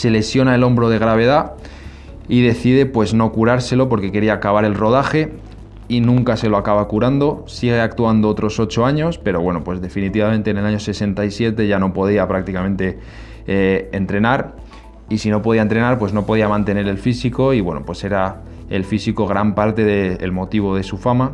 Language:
Spanish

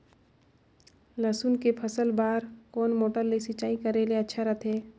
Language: Chhattisgarhi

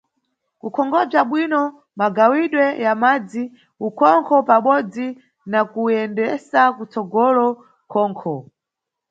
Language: Nyungwe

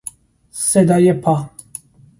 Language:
Persian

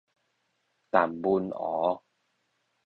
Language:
Min Nan Chinese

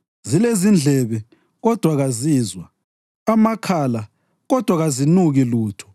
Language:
North Ndebele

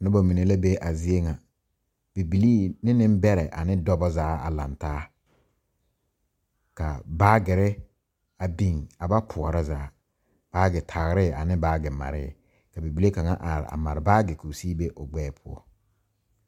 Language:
Southern Dagaare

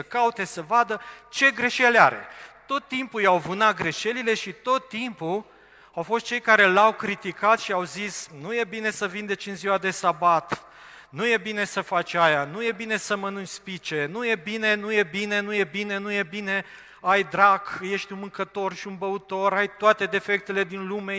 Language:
Romanian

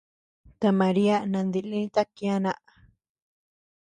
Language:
Tepeuxila Cuicatec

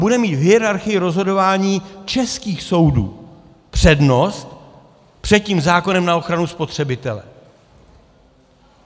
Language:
Czech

